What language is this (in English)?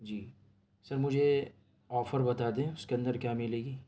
Urdu